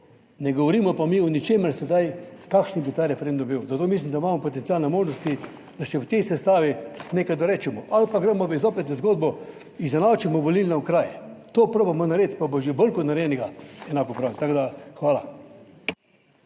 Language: Slovenian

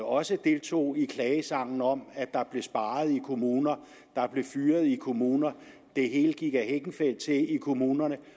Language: Danish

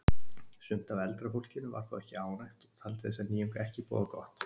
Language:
Icelandic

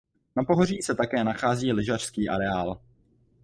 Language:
Czech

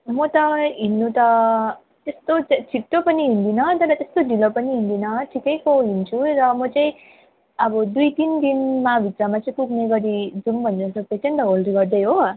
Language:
Nepali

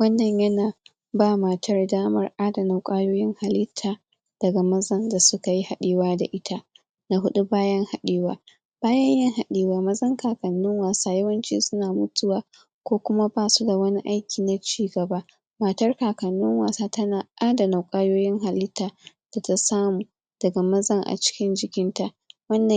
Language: Hausa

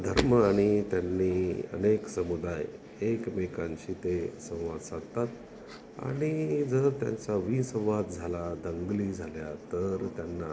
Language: Marathi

